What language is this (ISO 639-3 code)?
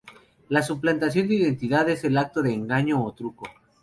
spa